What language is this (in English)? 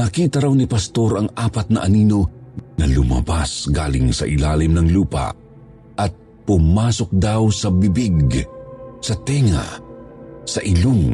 Filipino